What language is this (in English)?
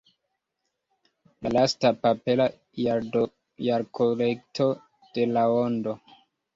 Esperanto